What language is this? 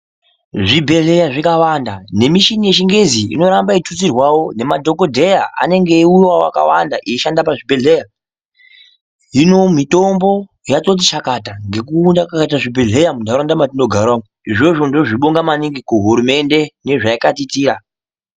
Ndau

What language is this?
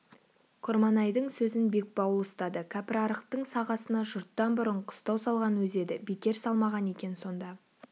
Kazakh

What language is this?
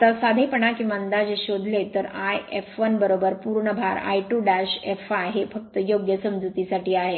Marathi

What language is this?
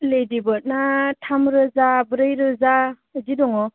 Bodo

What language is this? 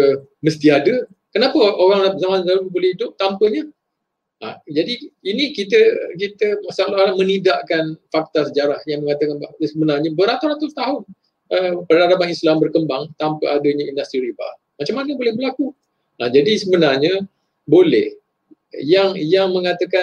Malay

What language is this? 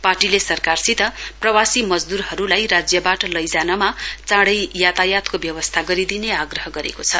Nepali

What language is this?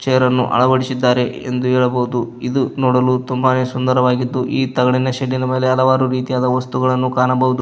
Kannada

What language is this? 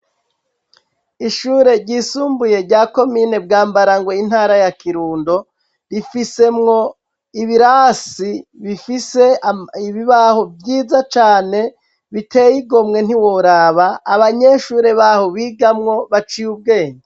Rundi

